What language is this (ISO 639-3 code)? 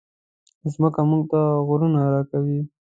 pus